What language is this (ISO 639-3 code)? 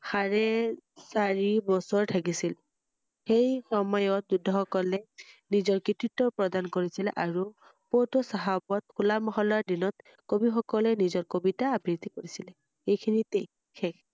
asm